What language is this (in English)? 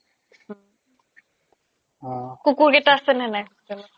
Assamese